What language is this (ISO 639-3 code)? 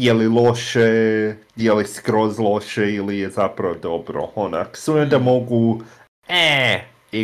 hrv